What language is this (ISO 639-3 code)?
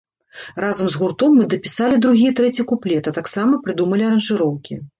bel